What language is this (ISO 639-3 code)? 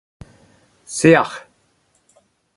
bre